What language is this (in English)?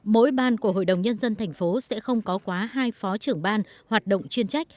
Vietnamese